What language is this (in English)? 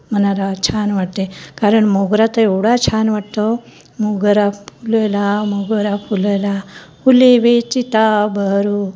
Marathi